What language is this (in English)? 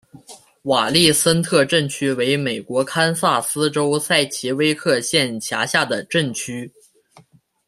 Chinese